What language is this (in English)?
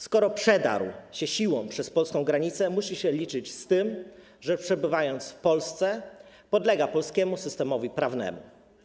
Polish